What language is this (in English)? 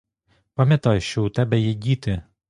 Ukrainian